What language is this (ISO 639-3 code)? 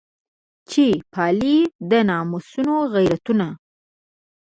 pus